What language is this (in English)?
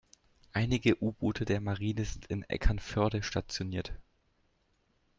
German